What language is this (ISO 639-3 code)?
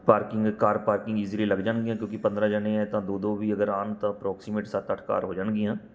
pan